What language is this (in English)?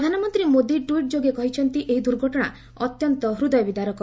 Odia